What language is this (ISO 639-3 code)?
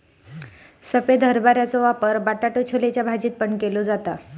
mar